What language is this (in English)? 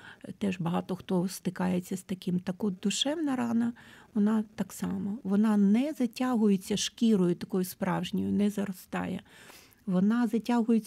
Ukrainian